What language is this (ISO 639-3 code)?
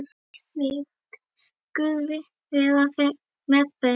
isl